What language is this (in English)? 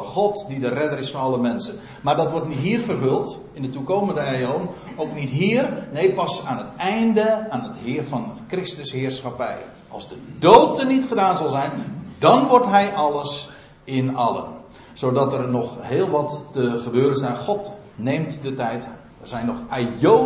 Dutch